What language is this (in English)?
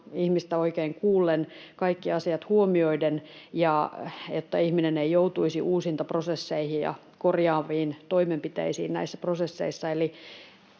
Finnish